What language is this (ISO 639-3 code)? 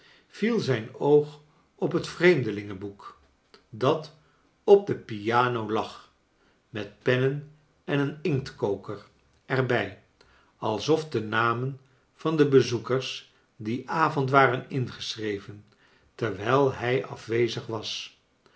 nld